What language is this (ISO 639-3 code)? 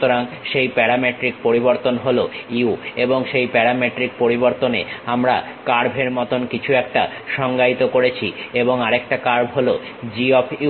ben